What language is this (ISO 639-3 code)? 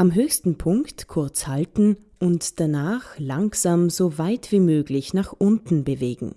deu